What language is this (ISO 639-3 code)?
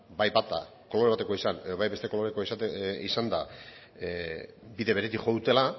eus